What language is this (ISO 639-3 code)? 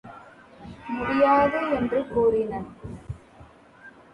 tam